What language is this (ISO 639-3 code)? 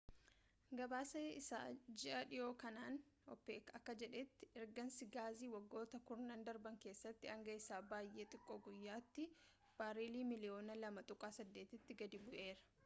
orm